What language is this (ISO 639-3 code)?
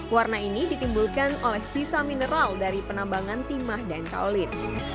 ind